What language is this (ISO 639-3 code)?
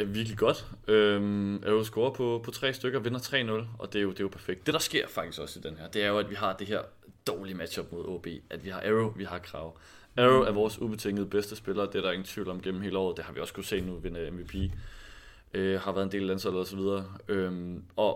dan